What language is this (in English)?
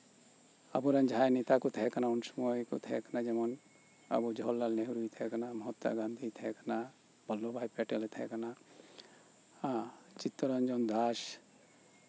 Santali